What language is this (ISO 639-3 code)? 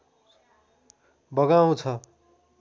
nep